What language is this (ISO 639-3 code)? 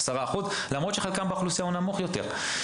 heb